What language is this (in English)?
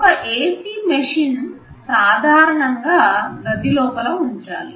Telugu